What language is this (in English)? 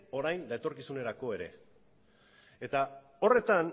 Basque